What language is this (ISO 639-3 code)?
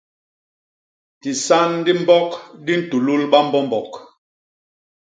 bas